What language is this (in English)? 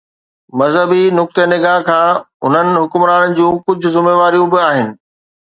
Sindhi